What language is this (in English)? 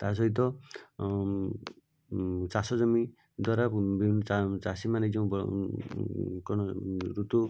Odia